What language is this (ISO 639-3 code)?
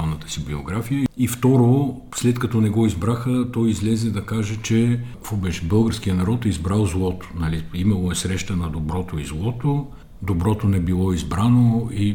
bul